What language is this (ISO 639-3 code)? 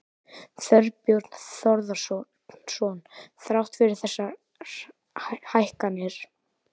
isl